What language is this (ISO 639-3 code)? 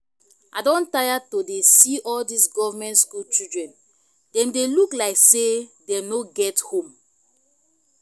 pcm